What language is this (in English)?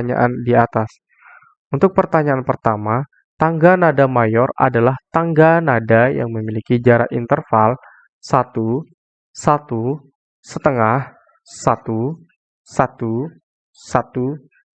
Indonesian